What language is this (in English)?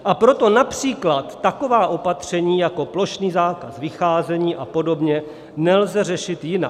Czech